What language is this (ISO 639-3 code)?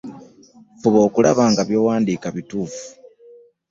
lug